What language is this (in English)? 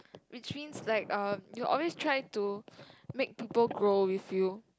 English